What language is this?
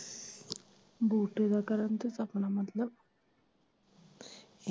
Punjabi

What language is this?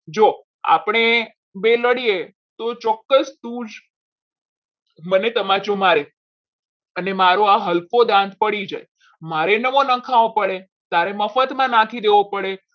Gujarati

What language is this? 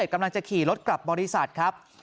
Thai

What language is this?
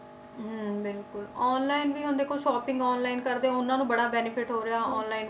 Punjabi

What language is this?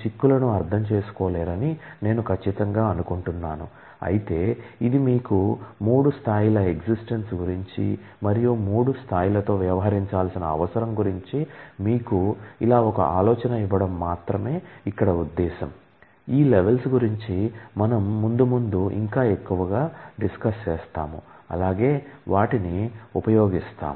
Telugu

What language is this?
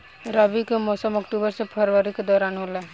Bhojpuri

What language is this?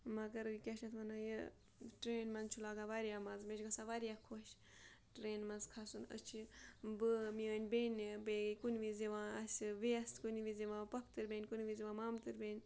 Kashmiri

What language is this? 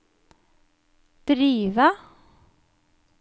Norwegian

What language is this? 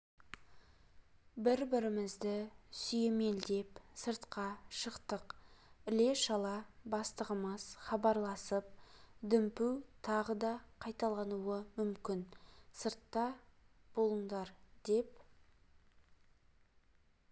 Kazakh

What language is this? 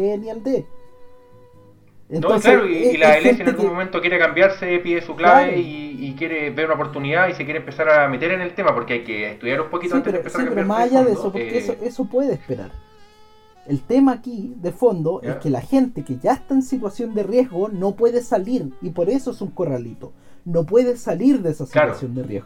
Spanish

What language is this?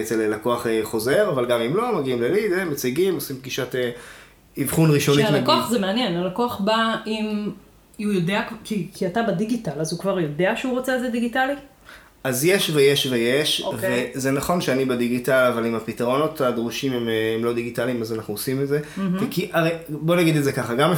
Hebrew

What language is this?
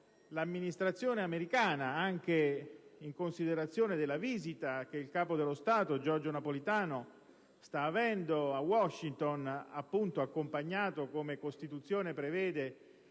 Italian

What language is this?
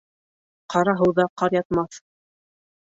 Bashkir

